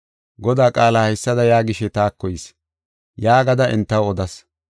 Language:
Gofa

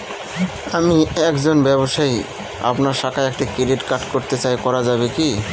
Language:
Bangla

